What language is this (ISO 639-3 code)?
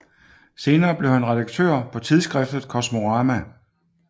dan